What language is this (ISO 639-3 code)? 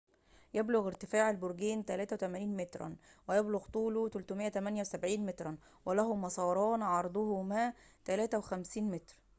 ara